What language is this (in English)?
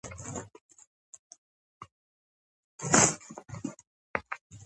Georgian